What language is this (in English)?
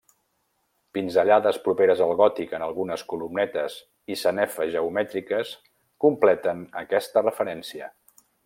Catalan